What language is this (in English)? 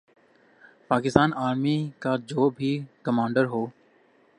Urdu